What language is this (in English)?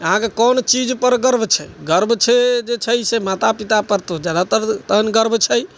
Maithili